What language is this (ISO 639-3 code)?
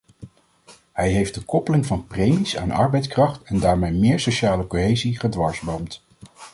nld